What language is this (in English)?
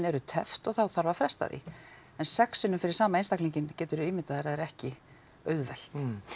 Icelandic